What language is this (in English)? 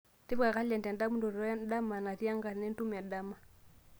Masai